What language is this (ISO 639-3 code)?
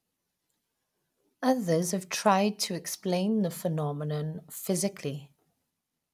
eng